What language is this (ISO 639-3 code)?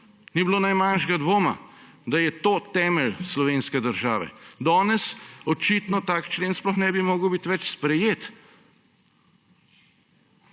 slv